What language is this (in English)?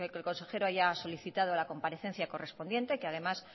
Spanish